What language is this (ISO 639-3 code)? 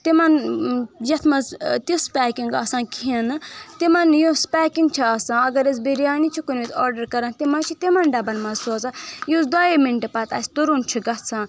kas